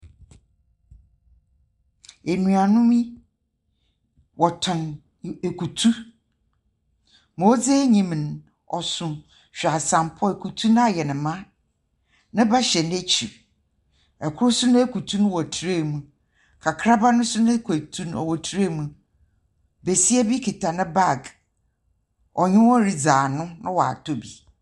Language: Akan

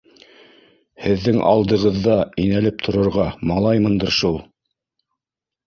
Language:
Bashkir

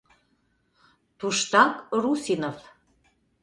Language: Mari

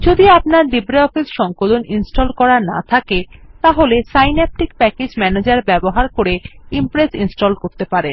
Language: Bangla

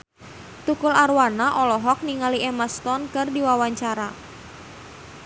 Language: Sundanese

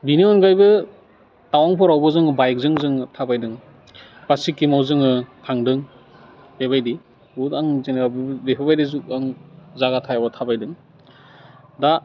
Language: Bodo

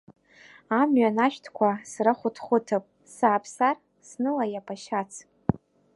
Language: Abkhazian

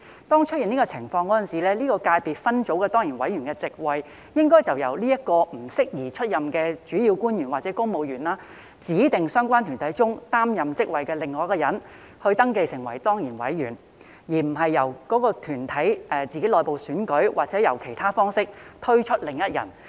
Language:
Cantonese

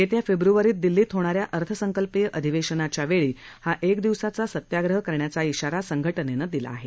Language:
Marathi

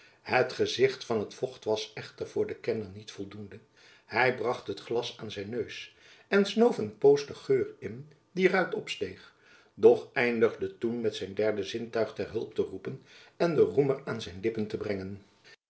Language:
Dutch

